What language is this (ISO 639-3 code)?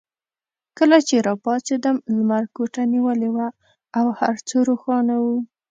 pus